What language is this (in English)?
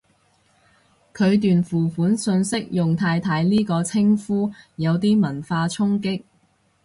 Cantonese